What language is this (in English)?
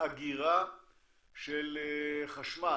Hebrew